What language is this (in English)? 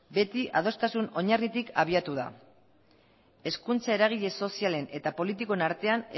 Basque